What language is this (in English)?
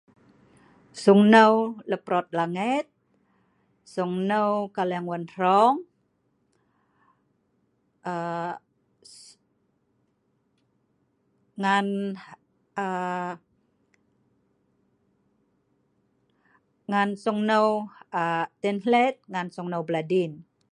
Sa'ban